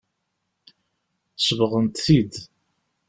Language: Kabyle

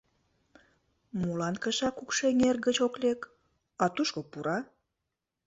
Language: Mari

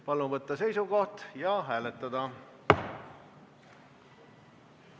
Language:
Estonian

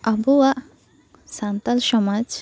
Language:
Santali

